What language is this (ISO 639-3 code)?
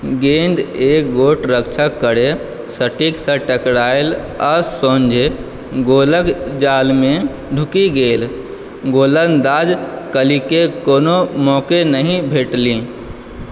mai